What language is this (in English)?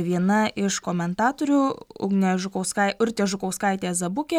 Lithuanian